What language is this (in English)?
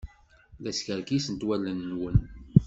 Kabyle